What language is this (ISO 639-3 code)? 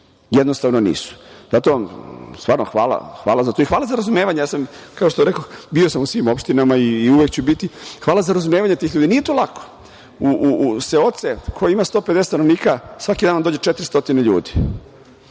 srp